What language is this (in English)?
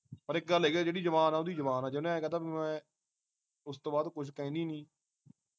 Punjabi